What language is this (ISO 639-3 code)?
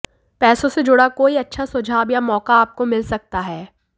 hin